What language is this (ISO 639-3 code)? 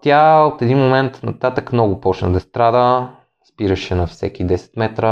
bul